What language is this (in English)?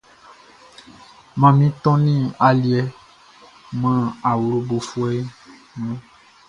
Baoulé